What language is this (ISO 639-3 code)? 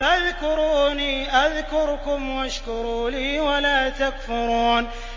ara